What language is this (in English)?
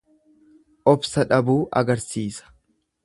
Oromo